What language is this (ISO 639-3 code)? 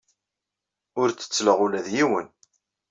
kab